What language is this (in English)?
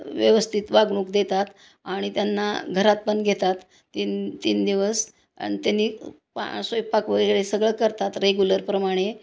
Marathi